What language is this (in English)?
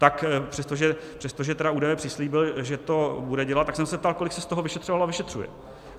Czech